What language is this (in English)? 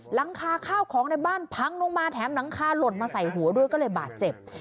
Thai